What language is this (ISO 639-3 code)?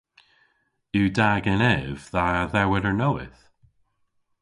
cor